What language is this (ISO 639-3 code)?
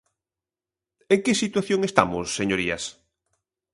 glg